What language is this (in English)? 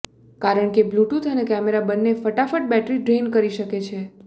Gujarati